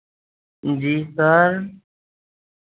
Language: Urdu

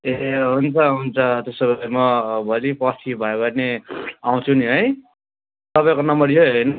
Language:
Nepali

